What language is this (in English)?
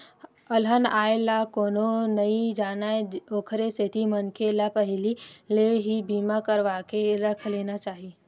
Chhattisgarhi